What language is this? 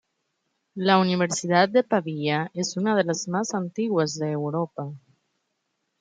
Spanish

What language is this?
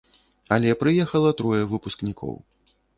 Belarusian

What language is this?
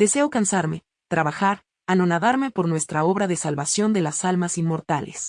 Spanish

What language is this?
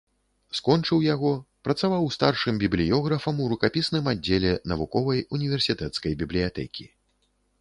Belarusian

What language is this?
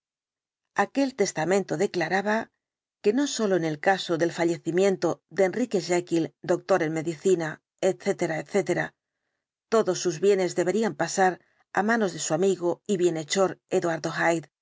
Spanish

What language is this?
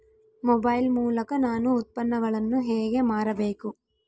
Kannada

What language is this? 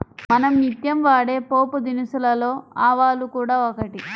Telugu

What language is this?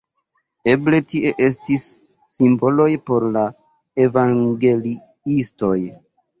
Esperanto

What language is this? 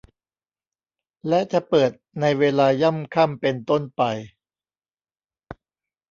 Thai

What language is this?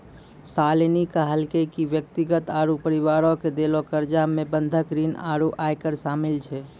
Maithili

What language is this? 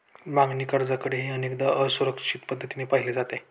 Marathi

